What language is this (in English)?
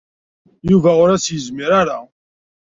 Kabyle